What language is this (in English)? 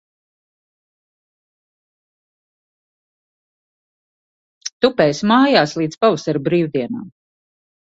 Latvian